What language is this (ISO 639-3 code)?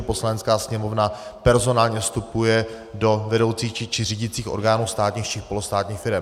ces